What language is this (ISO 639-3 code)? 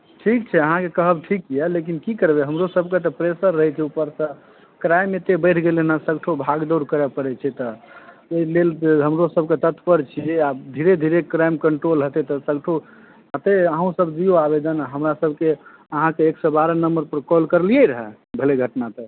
mai